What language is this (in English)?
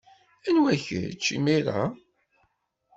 Kabyle